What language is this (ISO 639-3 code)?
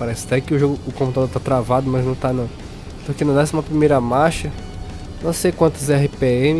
por